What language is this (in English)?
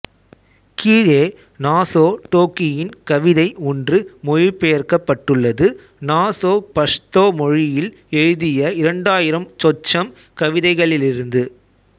Tamil